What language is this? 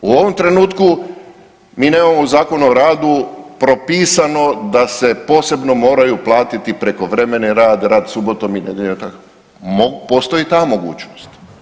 Croatian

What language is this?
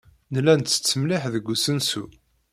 Kabyle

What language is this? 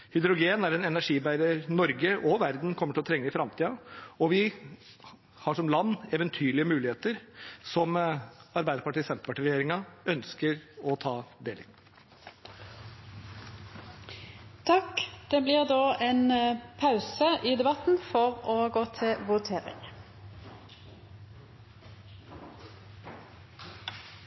Norwegian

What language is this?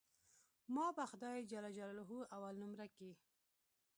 Pashto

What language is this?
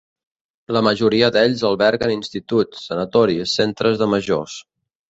Catalan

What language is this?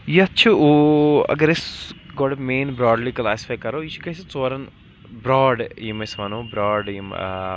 Kashmiri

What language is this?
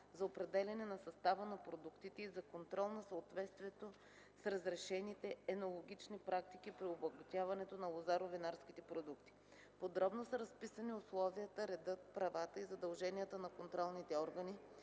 Bulgarian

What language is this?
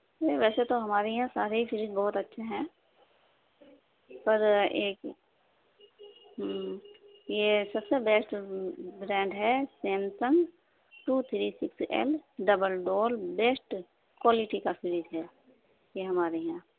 Urdu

